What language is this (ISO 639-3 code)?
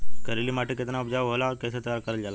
bho